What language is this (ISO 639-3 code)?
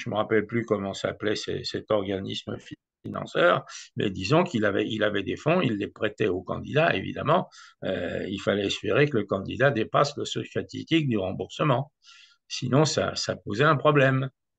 fra